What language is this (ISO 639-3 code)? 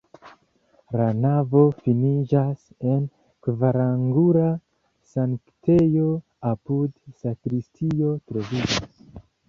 epo